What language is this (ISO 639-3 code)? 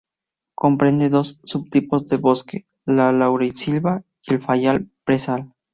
spa